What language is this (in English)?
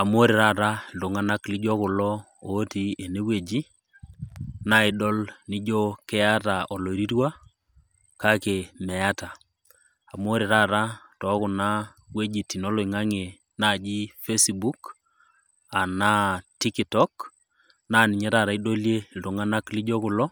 Masai